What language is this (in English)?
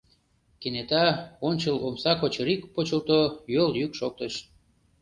Mari